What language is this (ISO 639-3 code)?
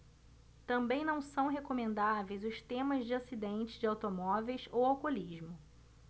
por